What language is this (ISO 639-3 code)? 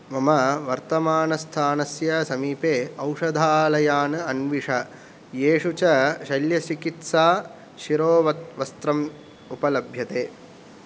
san